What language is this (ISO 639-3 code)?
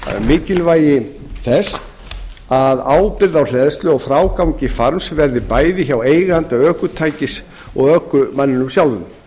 isl